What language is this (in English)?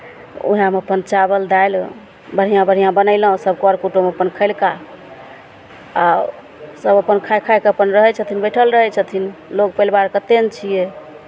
Maithili